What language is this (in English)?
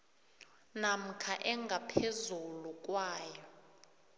South Ndebele